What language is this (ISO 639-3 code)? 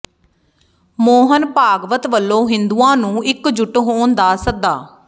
pan